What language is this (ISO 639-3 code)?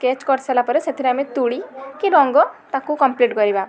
ori